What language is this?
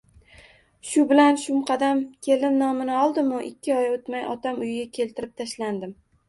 Uzbek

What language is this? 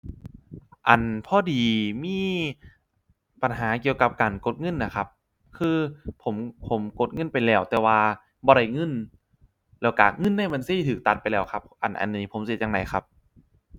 Thai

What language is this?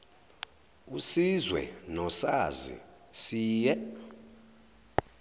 Zulu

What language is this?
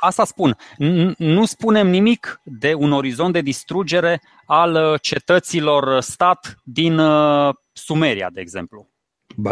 Romanian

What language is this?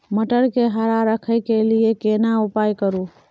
Maithili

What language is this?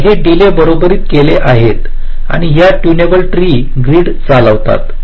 Marathi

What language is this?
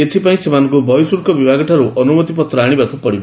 Odia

